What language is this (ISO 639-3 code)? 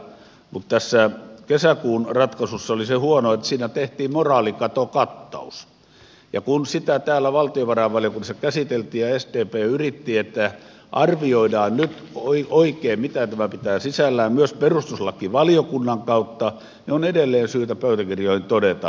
fin